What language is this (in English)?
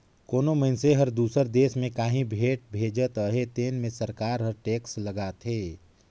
Chhattisgarhi